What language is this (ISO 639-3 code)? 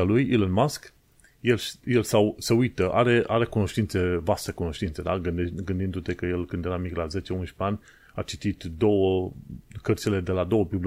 ron